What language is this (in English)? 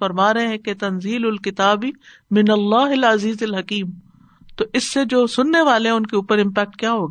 Urdu